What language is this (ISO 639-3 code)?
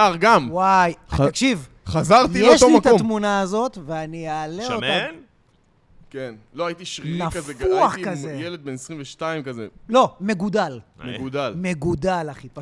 heb